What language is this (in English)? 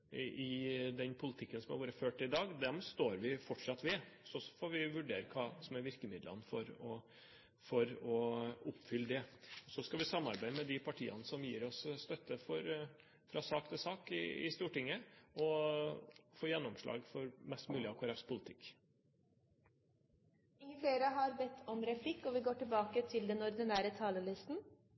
Norwegian